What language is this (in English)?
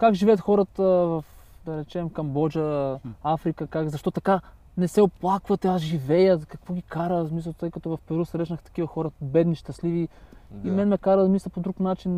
Bulgarian